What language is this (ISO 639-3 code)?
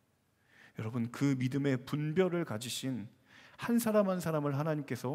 kor